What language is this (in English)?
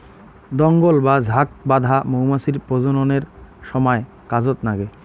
Bangla